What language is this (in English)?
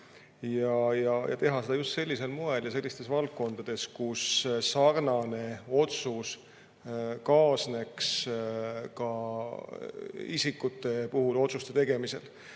Estonian